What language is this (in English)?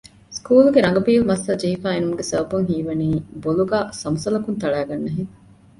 Divehi